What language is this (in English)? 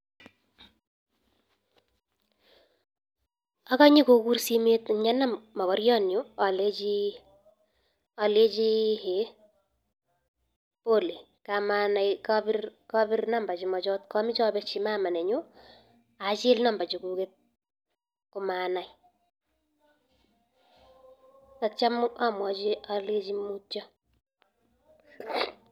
Kalenjin